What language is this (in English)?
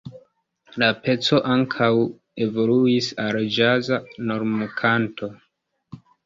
Esperanto